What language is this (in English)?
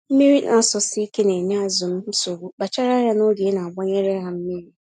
Igbo